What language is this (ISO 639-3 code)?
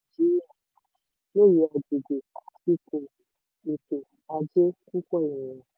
yor